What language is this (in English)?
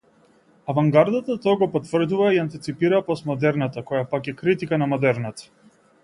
Macedonian